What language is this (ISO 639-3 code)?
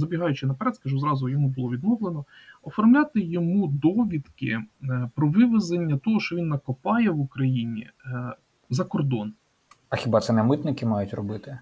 ukr